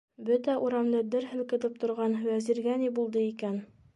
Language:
Bashkir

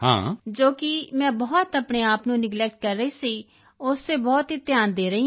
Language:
Punjabi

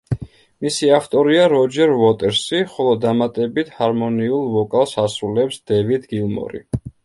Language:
Georgian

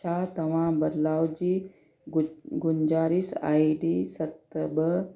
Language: Sindhi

